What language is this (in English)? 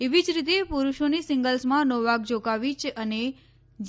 Gujarati